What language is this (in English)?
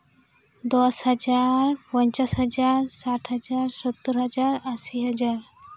Santali